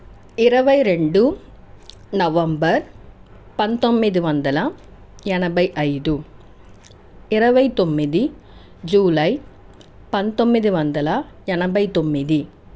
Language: Telugu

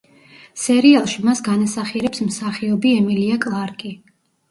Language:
Georgian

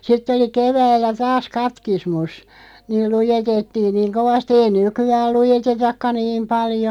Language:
Finnish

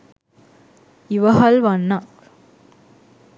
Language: Sinhala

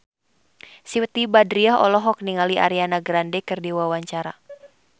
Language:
Sundanese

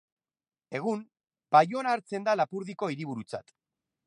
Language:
Basque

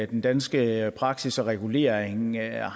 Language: Danish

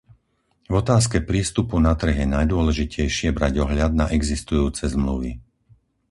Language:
Slovak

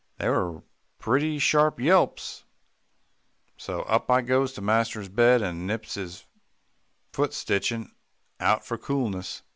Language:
English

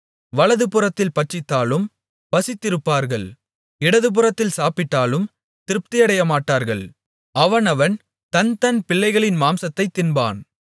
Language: Tamil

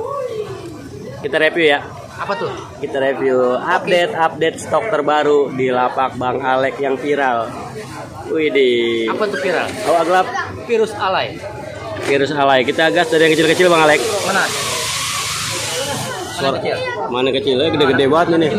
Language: Indonesian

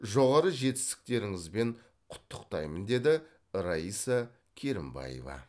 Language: Kazakh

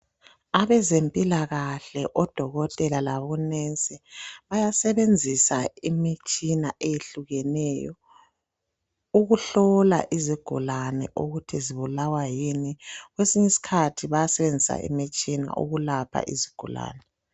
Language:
North Ndebele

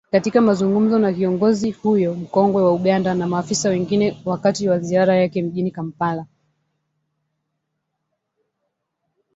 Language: Swahili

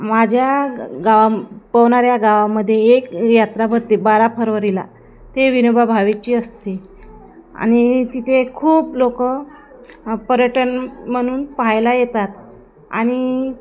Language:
Marathi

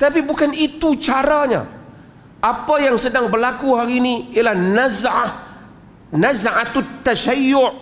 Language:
Malay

